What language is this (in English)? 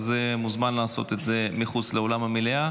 Hebrew